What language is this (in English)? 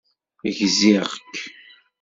Kabyle